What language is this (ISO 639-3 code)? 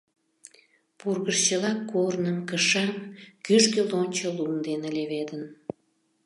chm